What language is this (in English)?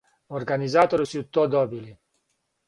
Serbian